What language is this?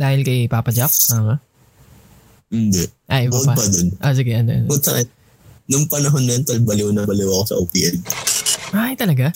Filipino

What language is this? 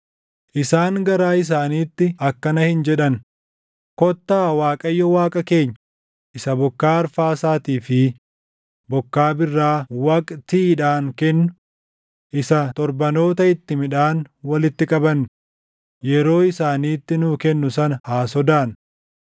Oromo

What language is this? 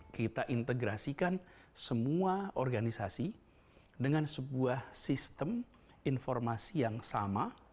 Indonesian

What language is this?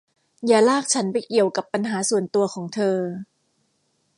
Thai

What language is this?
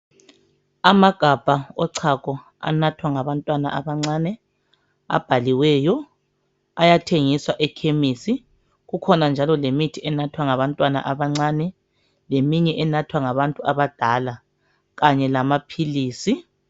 North Ndebele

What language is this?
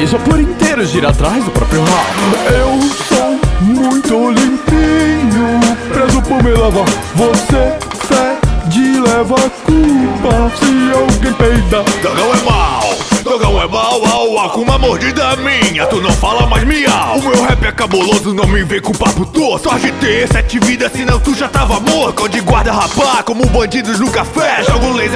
Portuguese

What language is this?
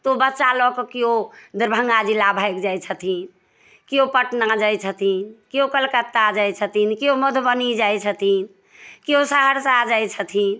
Maithili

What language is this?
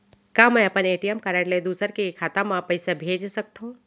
Chhattisgarhi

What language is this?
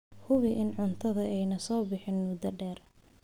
Somali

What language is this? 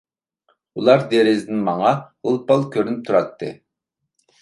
Uyghur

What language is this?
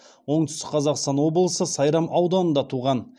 Kazakh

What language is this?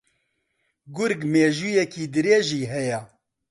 Central Kurdish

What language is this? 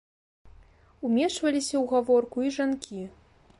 Belarusian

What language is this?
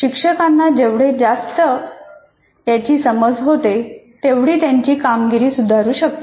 Marathi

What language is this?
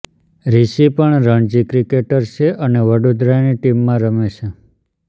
Gujarati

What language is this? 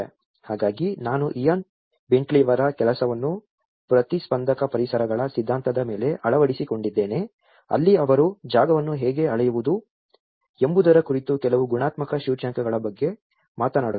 Kannada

